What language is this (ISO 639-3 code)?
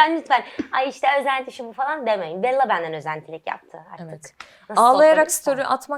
tur